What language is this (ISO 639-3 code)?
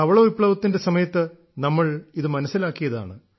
mal